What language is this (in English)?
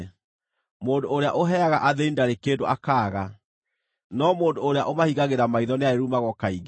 Kikuyu